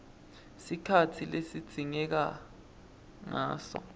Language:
Swati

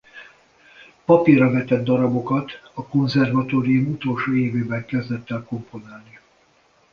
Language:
Hungarian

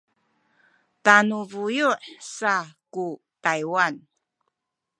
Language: Sakizaya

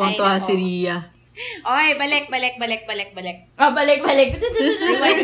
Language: Filipino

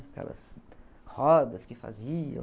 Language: Portuguese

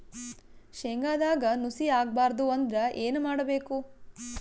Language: Kannada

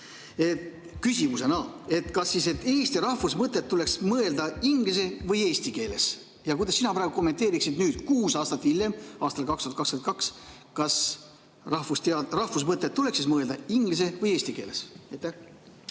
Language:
Estonian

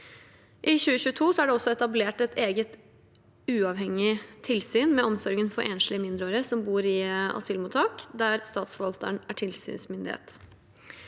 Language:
Norwegian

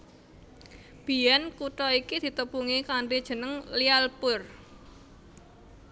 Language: Javanese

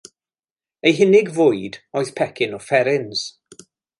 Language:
Welsh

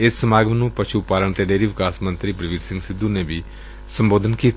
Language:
Punjabi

